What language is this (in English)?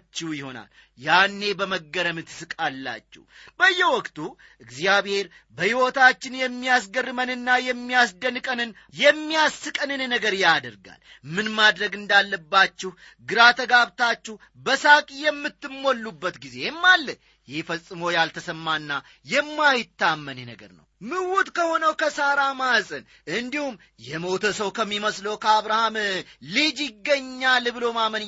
Amharic